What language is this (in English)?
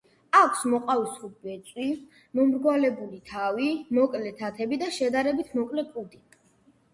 Georgian